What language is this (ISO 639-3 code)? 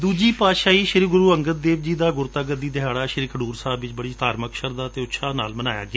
pan